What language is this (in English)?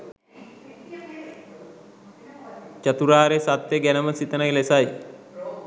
Sinhala